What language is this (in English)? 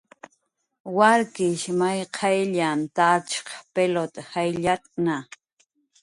Jaqaru